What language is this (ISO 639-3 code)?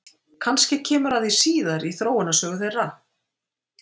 isl